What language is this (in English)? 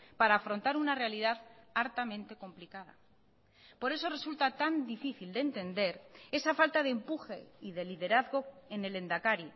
Spanish